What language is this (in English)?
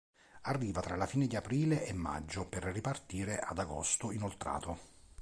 Italian